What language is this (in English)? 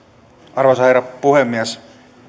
Finnish